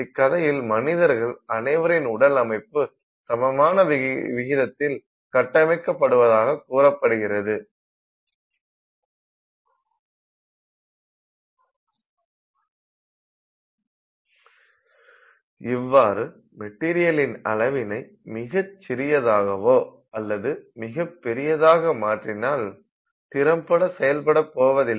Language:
Tamil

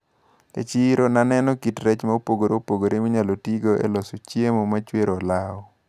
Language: Luo (Kenya and Tanzania)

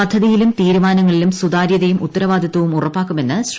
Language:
Malayalam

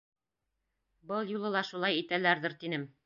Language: Bashkir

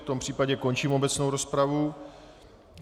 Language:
Czech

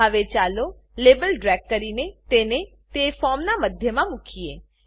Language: Gujarati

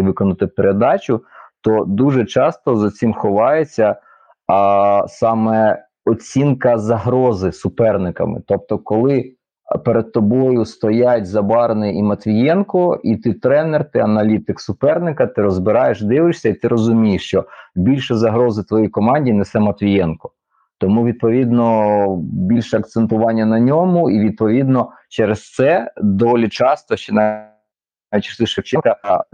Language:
Ukrainian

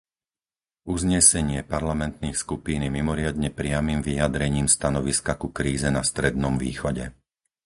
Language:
Slovak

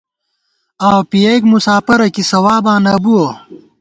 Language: Gawar-Bati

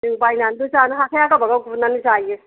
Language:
Bodo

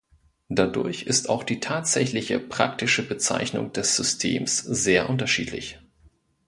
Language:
German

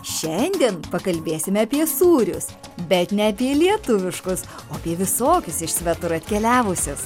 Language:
Lithuanian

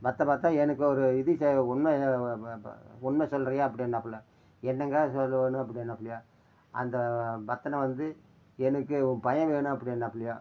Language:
Tamil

